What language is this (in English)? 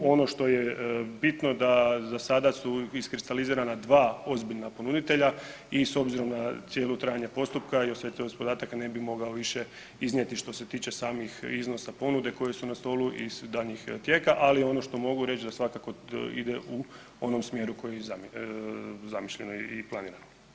Croatian